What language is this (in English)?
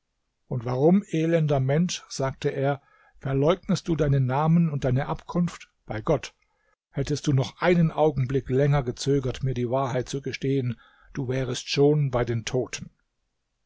German